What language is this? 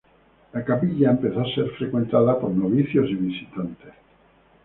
Spanish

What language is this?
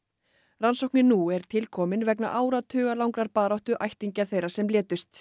Icelandic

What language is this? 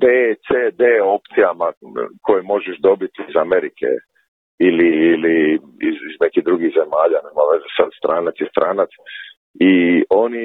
Croatian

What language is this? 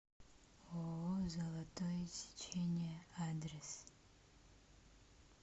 Russian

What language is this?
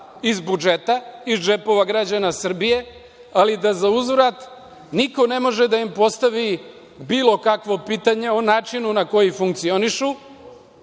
Serbian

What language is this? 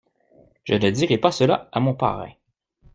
French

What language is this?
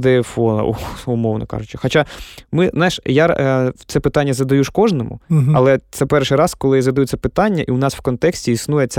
Ukrainian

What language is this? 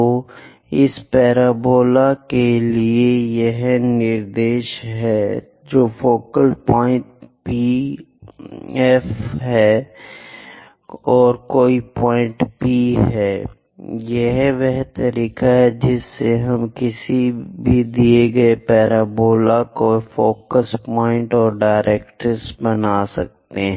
Hindi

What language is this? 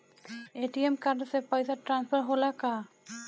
Bhojpuri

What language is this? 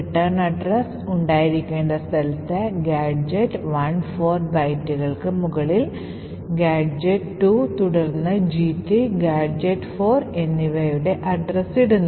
Malayalam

